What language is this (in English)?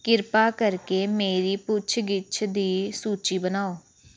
Punjabi